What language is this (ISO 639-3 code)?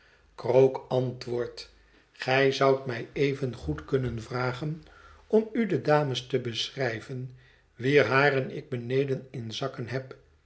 nld